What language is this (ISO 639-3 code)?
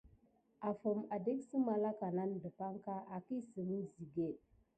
gid